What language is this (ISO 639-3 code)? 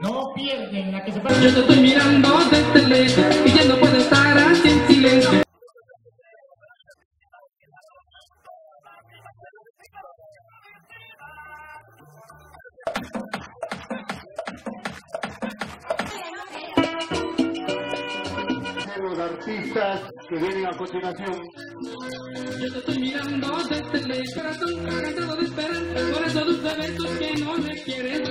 spa